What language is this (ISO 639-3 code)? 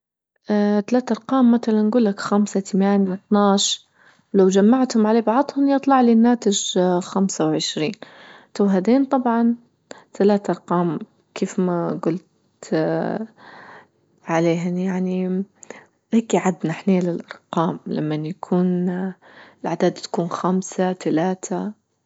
ayl